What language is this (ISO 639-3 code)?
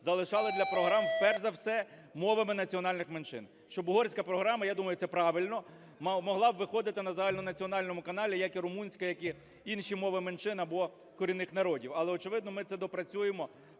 ukr